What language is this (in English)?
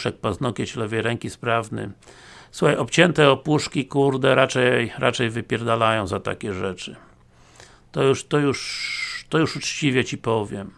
Polish